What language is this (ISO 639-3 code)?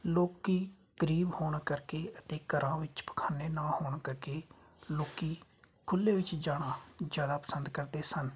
pan